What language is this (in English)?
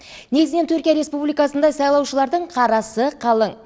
Kazakh